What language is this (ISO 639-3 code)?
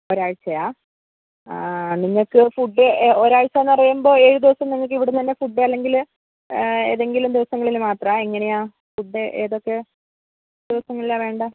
mal